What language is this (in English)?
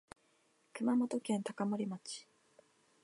Japanese